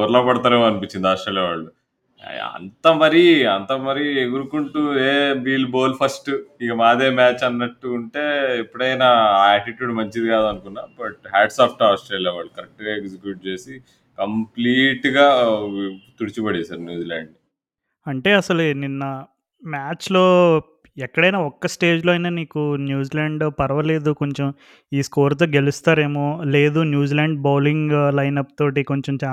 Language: Telugu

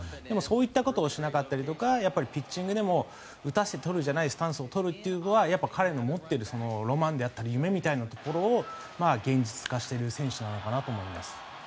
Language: Japanese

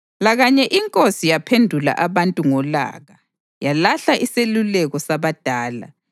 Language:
North Ndebele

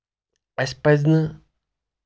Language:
Kashmiri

